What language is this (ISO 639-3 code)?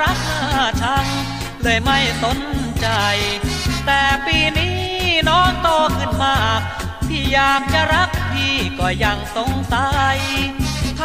tha